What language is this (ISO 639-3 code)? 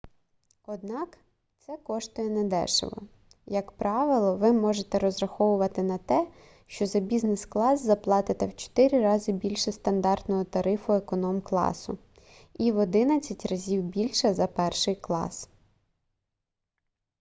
ukr